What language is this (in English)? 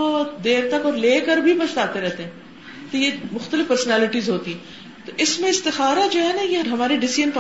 Urdu